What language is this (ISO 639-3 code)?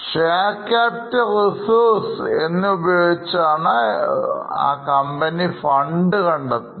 mal